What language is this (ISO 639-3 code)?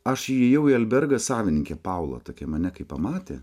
lit